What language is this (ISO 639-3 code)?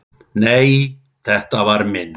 isl